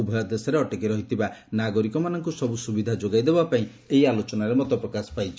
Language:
Odia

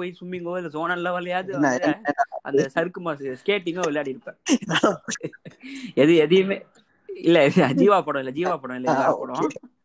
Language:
Tamil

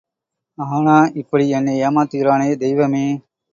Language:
Tamil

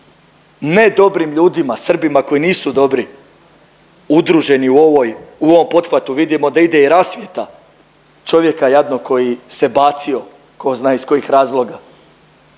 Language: Croatian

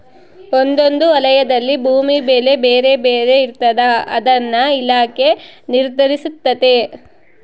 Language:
Kannada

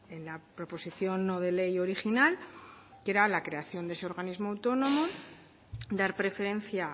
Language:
Spanish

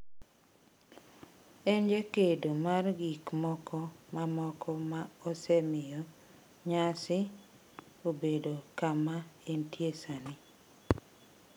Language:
Luo (Kenya and Tanzania)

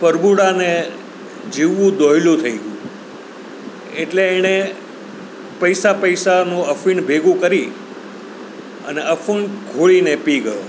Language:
Gujarati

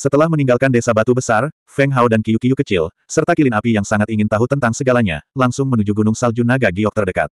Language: Indonesian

